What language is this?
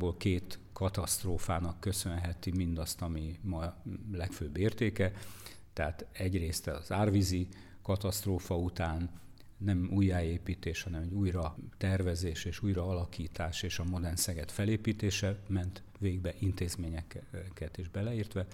Hungarian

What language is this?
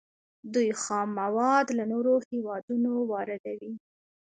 Pashto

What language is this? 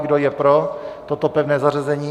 Czech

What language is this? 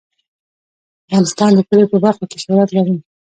Pashto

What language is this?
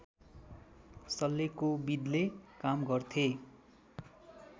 Nepali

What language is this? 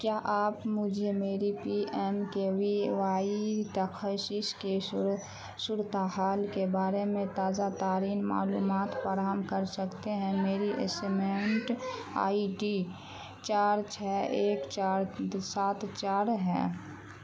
Urdu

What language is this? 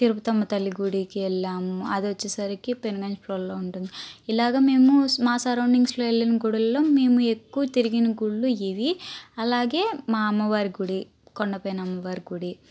Telugu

